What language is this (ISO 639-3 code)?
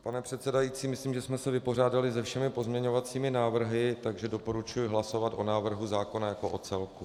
ces